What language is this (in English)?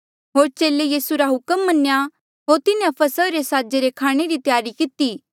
Mandeali